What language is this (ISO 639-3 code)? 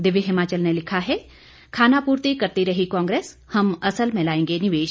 hin